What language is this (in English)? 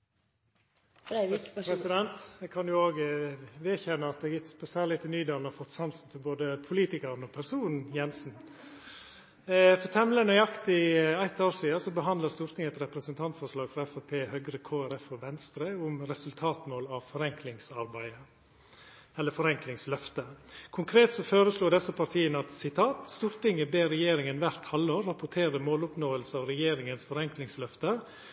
Norwegian